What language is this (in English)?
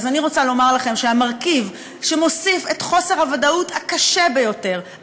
Hebrew